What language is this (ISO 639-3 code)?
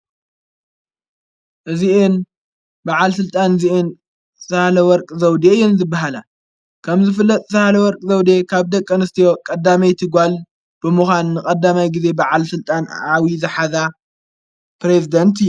tir